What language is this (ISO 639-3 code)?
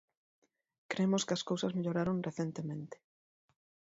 glg